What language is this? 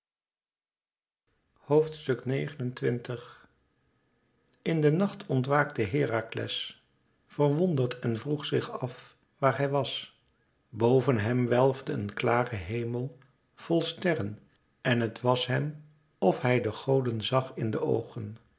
Dutch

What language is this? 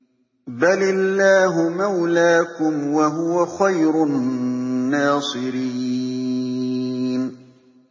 Arabic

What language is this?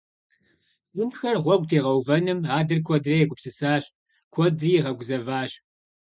Kabardian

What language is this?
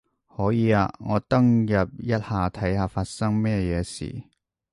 Cantonese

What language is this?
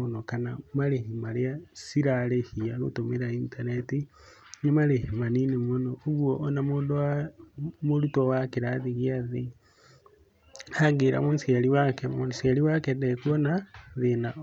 Kikuyu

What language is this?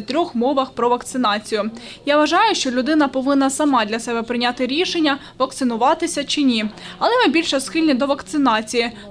Ukrainian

